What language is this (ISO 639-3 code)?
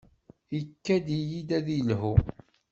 kab